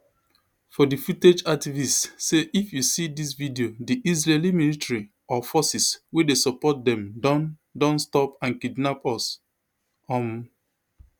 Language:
Nigerian Pidgin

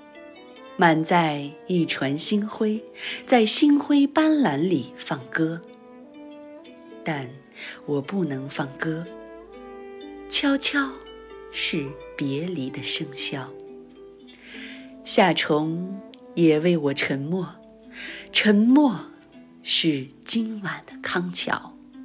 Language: Chinese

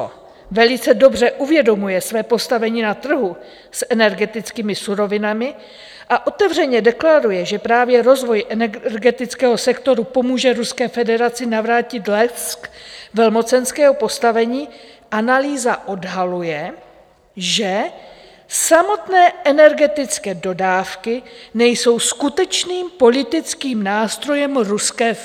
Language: Czech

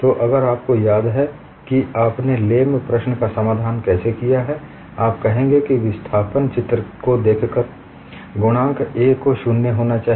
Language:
Hindi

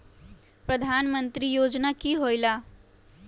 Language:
Magahi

